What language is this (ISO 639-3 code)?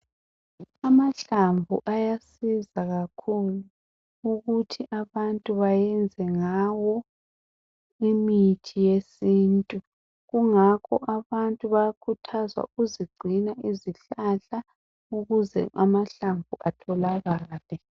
nde